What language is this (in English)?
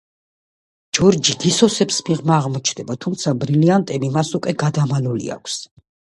Georgian